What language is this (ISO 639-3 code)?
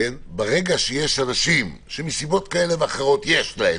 heb